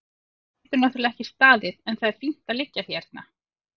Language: Icelandic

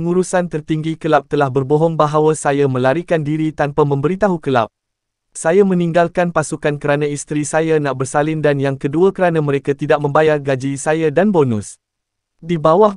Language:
Malay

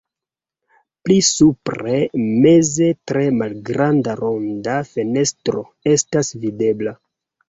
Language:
Esperanto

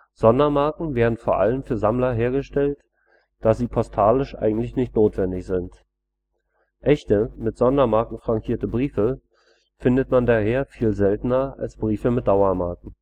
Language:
German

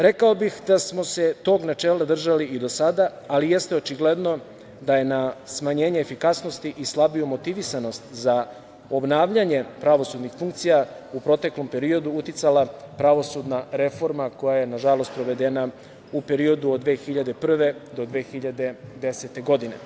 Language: Serbian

